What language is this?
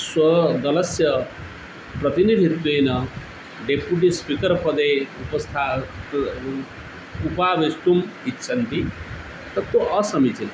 Sanskrit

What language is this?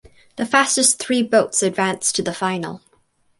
English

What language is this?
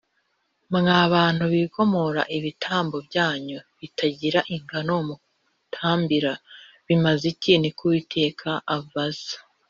Kinyarwanda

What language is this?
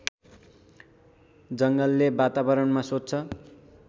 Nepali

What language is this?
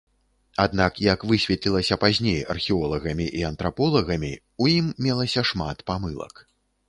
Belarusian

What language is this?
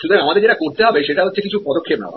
Bangla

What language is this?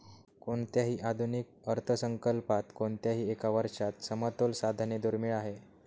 Marathi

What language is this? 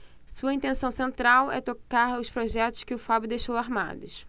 Portuguese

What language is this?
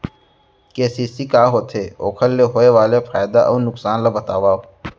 Chhattisgarhi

